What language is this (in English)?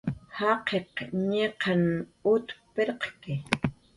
Jaqaru